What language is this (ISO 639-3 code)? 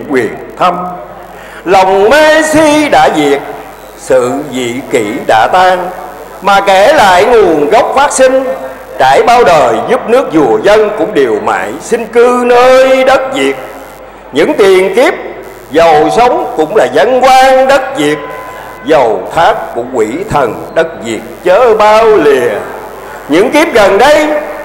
vie